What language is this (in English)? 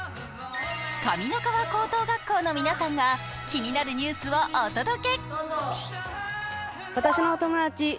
Japanese